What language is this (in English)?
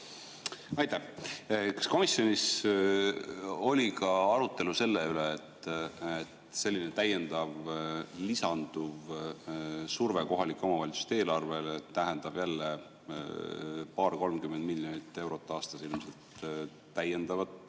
Estonian